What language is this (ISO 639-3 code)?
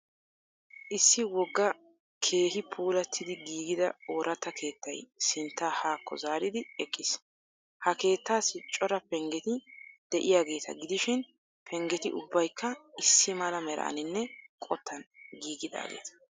wal